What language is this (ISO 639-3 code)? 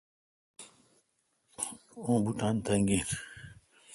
xka